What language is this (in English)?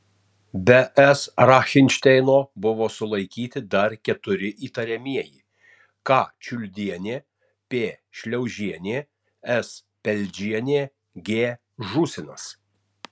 Lithuanian